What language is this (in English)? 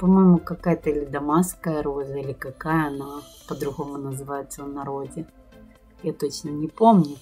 Russian